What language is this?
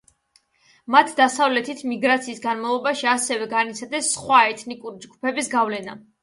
Georgian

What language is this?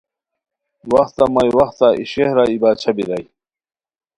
Khowar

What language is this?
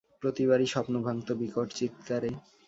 Bangla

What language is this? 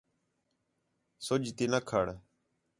Khetrani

